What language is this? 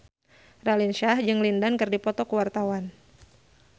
Sundanese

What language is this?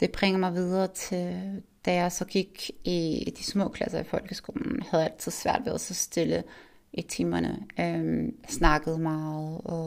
Danish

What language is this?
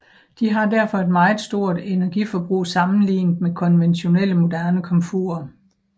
Danish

